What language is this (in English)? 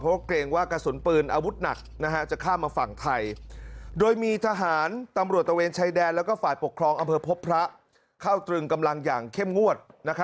Thai